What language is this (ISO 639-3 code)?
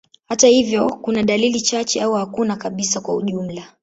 swa